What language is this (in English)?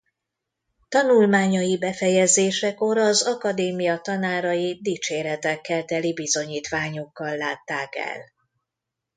Hungarian